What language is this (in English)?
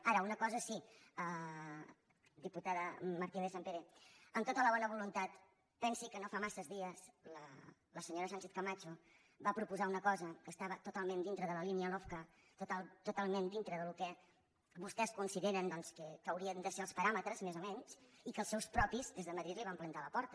Catalan